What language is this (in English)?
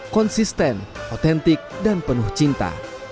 Indonesian